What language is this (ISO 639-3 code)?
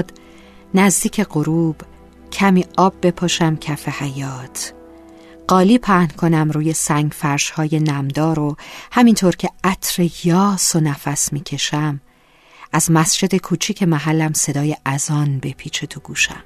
fas